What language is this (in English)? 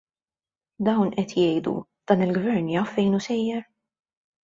Maltese